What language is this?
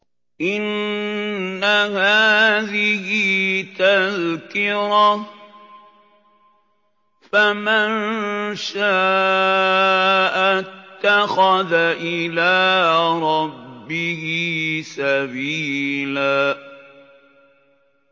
Arabic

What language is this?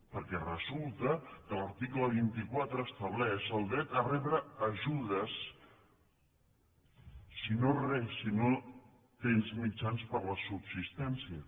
Catalan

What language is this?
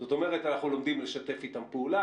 Hebrew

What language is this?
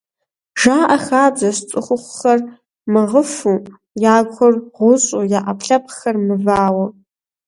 Kabardian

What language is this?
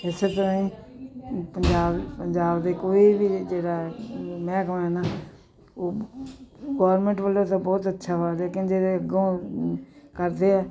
Punjabi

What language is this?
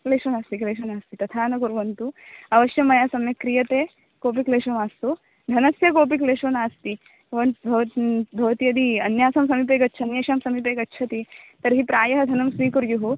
Sanskrit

